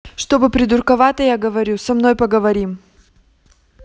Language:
Russian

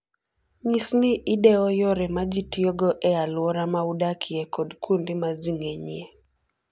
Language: Luo (Kenya and Tanzania)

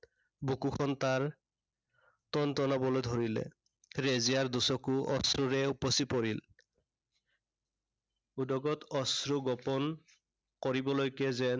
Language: Assamese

